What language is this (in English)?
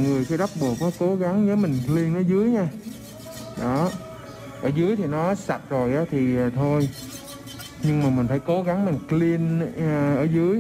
Vietnamese